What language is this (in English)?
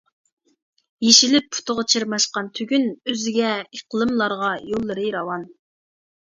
Uyghur